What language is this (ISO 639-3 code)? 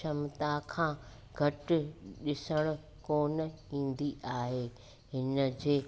snd